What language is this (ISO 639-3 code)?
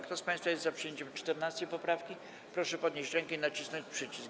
pol